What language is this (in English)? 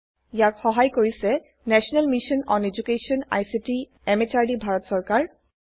Assamese